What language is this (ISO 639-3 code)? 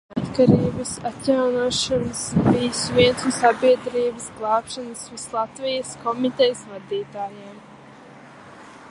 lav